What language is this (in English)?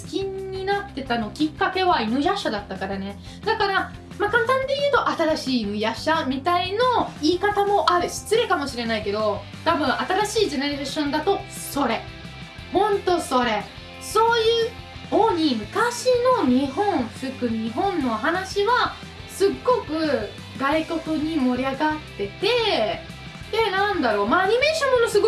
Japanese